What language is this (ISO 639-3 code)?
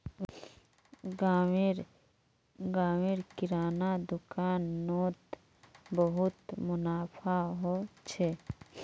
mag